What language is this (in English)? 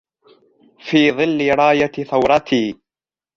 Arabic